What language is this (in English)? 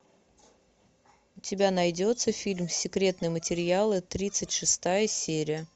Russian